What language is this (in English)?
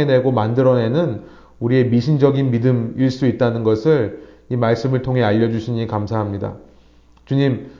Korean